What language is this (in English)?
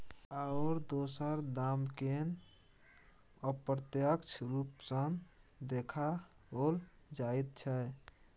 Maithili